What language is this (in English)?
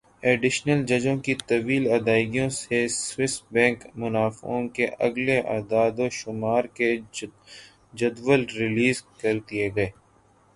Urdu